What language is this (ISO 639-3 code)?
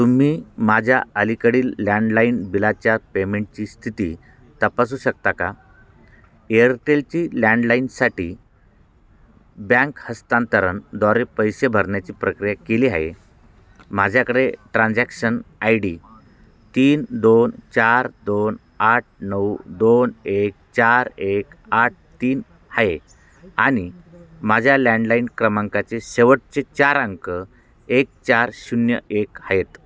mar